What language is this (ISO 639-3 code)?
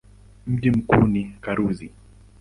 swa